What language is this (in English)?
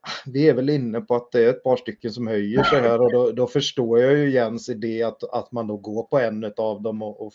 Swedish